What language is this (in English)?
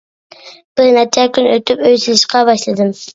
Uyghur